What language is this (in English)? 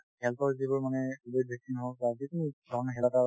Assamese